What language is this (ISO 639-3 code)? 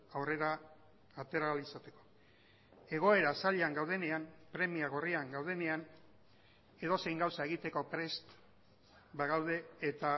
eus